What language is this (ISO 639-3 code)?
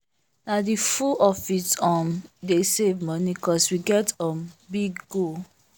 pcm